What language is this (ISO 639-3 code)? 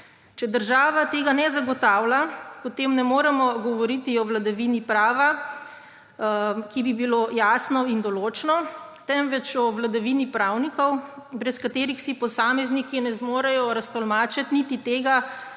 slv